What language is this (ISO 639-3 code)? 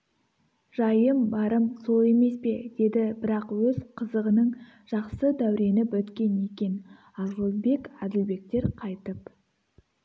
kaz